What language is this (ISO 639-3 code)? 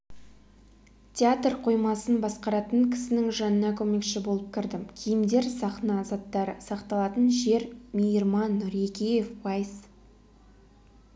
kaz